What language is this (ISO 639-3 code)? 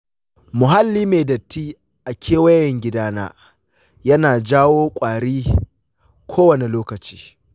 hau